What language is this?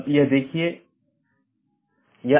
Hindi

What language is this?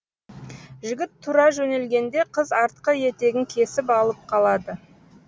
Kazakh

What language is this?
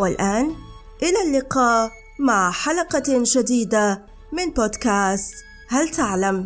Arabic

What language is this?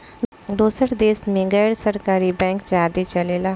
Bhojpuri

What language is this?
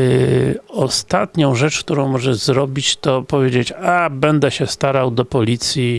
Polish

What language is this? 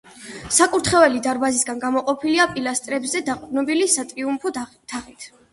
Georgian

